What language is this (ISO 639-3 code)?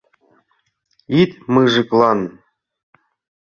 chm